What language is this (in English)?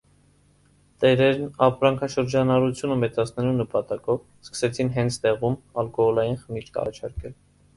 Armenian